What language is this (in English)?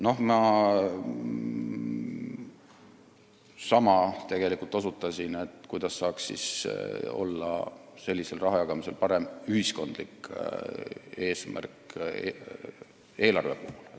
Estonian